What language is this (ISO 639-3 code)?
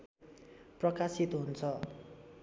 nep